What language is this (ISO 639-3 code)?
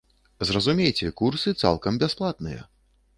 bel